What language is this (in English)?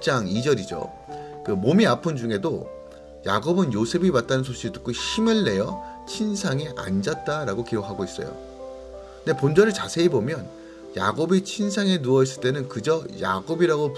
Korean